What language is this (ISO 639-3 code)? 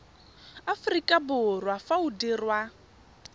tsn